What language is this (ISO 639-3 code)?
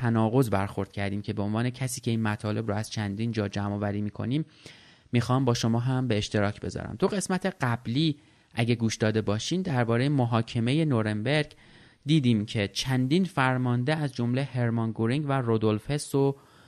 fas